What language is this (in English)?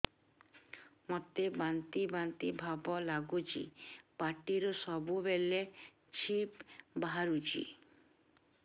Odia